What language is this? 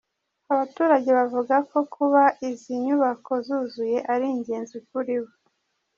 Kinyarwanda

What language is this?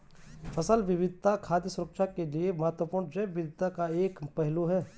Hindi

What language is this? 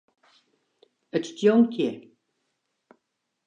Western Frisian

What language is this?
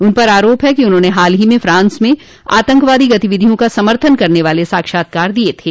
Hindi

